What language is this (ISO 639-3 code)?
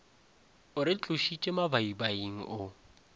nso